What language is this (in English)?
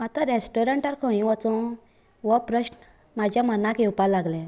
Konkani